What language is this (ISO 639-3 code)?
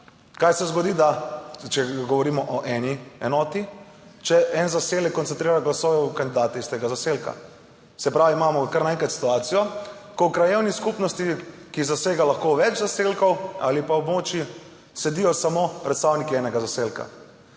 slv